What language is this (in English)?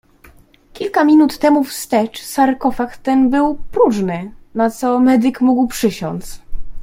Polish